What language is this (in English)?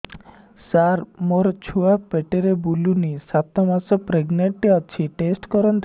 Odia